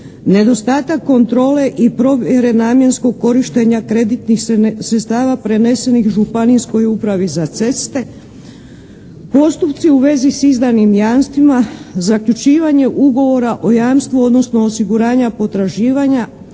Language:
Croatian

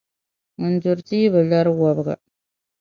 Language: Dagbani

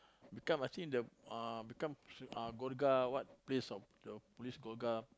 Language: English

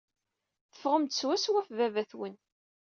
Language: Kabyle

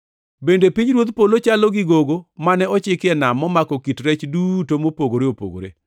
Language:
Luo (Kenya and Tanzania)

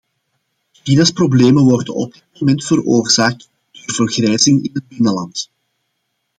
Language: Dutch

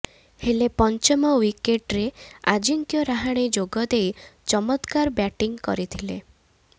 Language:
Odia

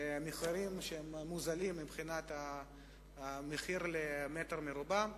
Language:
Hebrew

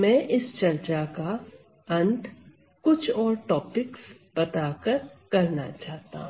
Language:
Hindi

